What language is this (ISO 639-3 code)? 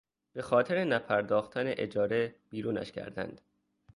fas